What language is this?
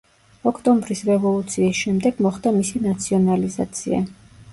Georgian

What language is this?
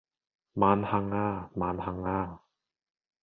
Cantonese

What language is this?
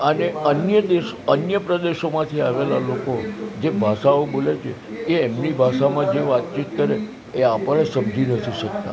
Gujarati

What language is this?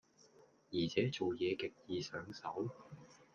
Cantonese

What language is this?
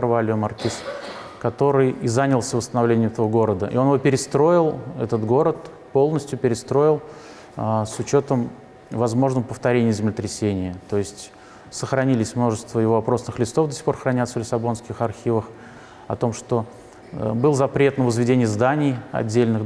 Russian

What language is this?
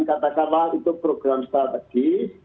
Indonesian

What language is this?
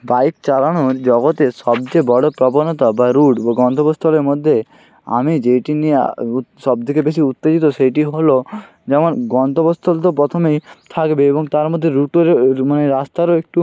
Bangla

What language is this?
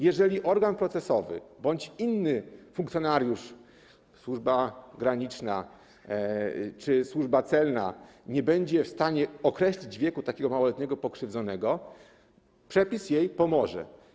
Polish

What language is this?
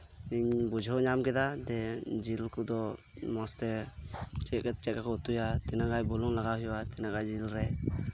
Santali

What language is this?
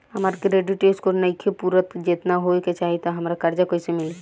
Bhojpuri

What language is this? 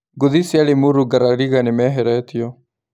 Kikuyu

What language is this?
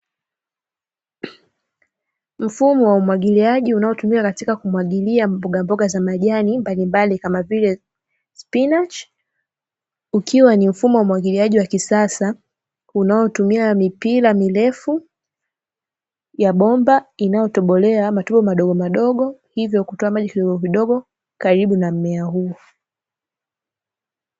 Swahili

